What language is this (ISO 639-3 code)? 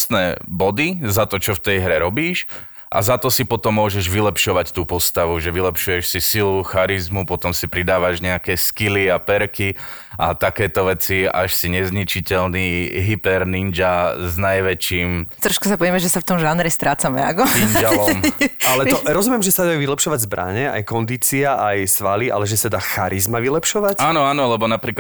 slk